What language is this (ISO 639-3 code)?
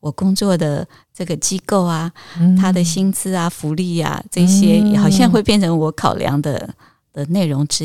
zho